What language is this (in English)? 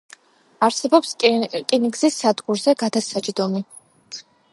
Georgian